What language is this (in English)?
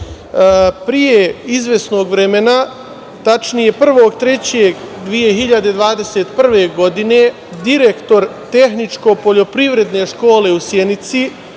Serbian